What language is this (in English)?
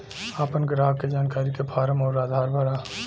Bhojpuri